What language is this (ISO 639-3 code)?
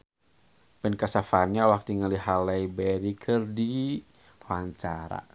sun